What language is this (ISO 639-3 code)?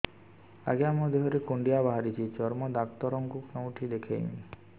ori